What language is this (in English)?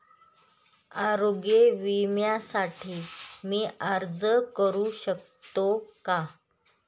Marathi